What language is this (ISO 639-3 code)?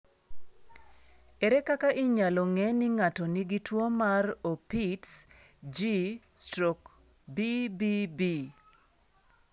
luo